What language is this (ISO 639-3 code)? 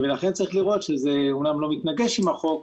heb